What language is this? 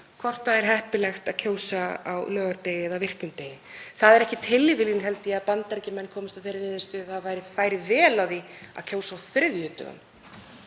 Icelandic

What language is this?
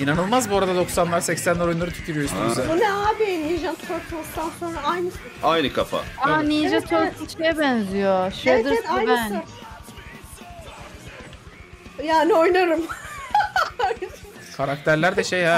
Turkish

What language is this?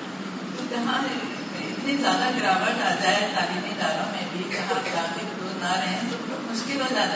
Urdu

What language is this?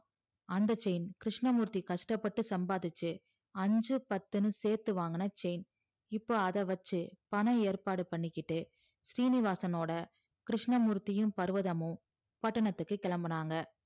Tamil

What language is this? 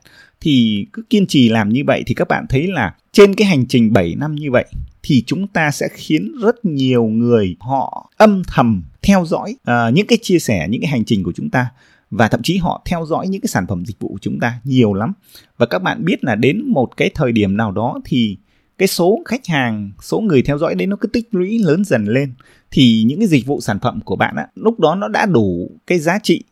Vietnamese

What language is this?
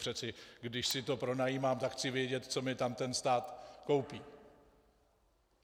Czech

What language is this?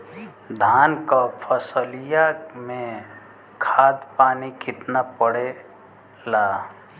Bhojpuri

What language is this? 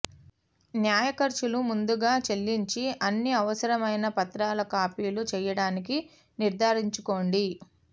Telugu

